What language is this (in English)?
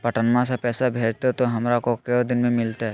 Magahi